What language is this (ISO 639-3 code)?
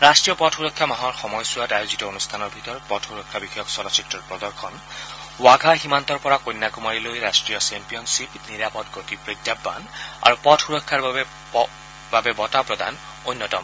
asm